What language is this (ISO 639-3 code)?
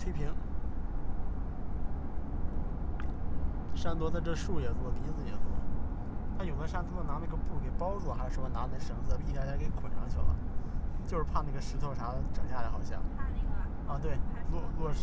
zho